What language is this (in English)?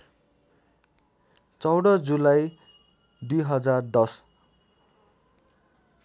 Nepali